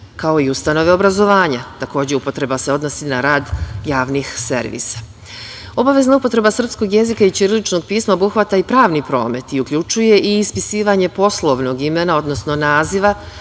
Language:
Serbian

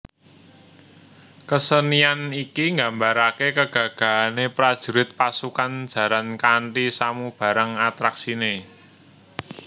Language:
Javanese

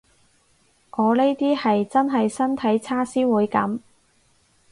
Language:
Cantonese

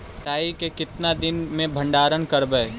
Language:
Magahi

